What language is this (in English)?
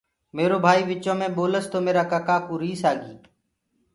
Gurgula